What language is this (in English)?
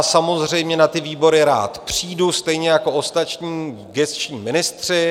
Czech